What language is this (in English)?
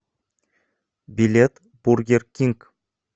Russian